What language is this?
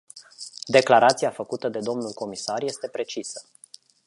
Romanian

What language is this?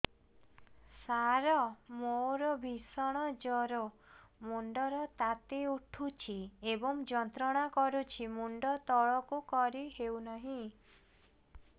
Odia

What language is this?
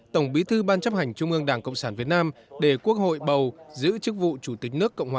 Vietnamese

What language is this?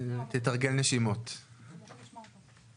Hebrew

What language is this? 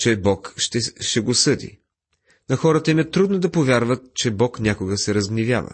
Bulgarian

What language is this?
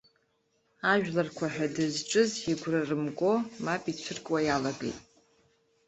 Abkhazian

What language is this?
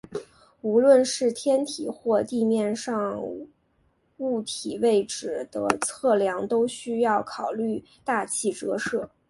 Chinese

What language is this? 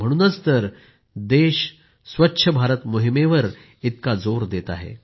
Marathi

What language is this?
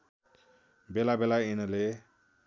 Nepali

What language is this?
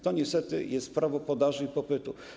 Polish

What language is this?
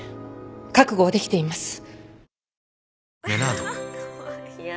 Japanese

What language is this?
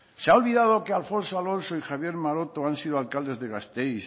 Spanish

